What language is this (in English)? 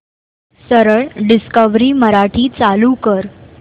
Marathi